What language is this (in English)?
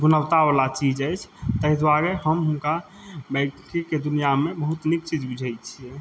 Maithili